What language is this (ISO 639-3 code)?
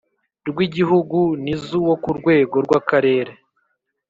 kin